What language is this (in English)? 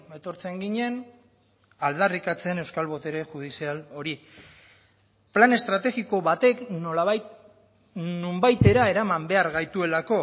Basque